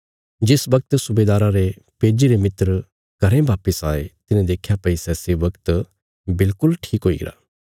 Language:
Bilaspuri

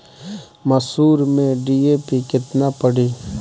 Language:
Bhojpuri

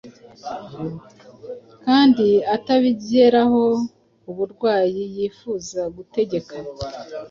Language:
Kinyarwanda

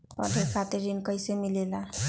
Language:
Magahi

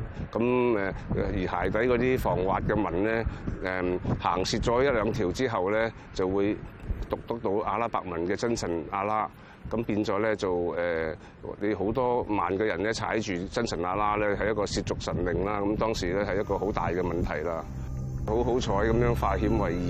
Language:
Chinese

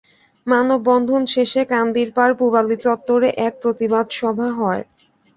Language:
Bangla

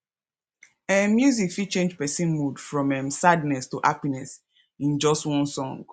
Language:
Nigerian Pidgin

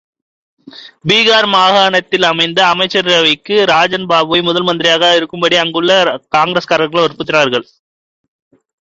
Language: Tamil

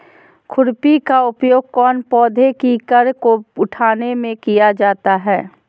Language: Magahi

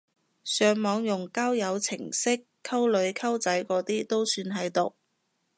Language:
Cantonese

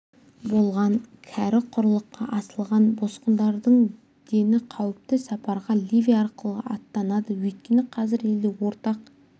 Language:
Kazakh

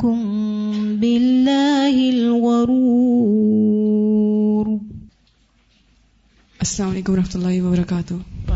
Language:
Urdu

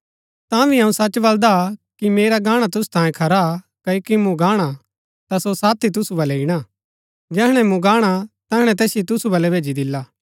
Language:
Gaddi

